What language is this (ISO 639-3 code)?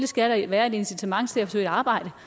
dan